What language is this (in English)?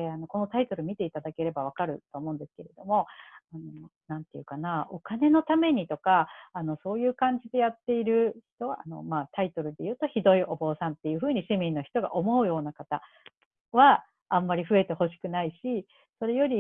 Japanese